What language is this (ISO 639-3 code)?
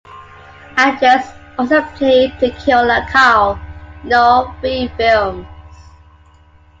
eng